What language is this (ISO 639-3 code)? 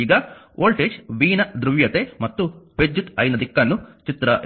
kan